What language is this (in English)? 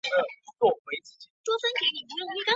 Chinese